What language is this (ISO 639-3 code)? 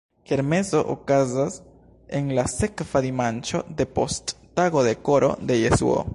epo